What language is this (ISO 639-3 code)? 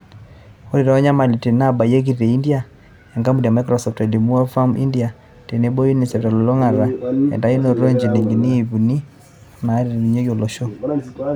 mas